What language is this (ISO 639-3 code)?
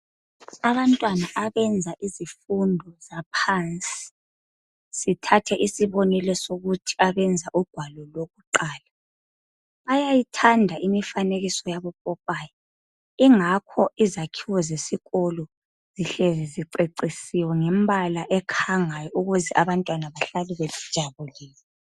nde